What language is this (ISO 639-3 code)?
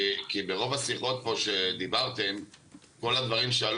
heb